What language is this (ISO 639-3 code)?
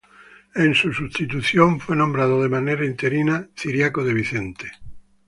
spa